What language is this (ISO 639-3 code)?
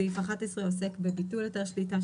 heb